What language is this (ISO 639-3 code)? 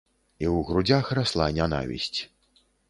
bel